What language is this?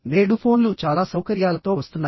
Telugu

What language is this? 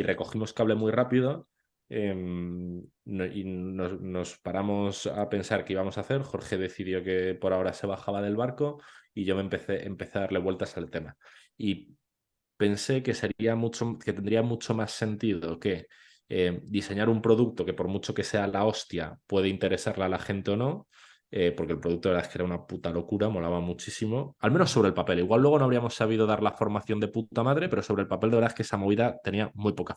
Spanish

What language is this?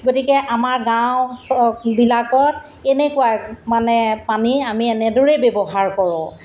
Assamese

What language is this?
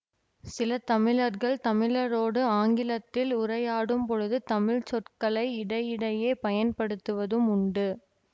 Tamil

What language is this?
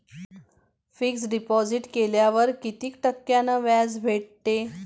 Marathi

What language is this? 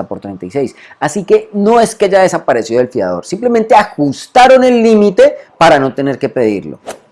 Spanish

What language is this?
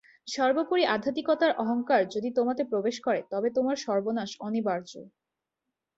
Bangla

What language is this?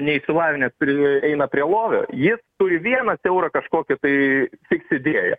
Lithuanian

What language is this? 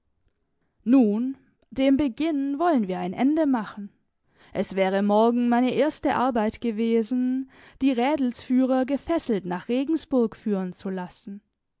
German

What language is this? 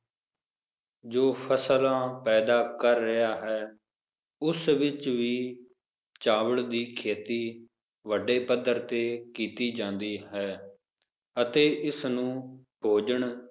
Punjabi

